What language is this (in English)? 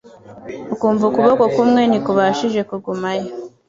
Kinyarwanda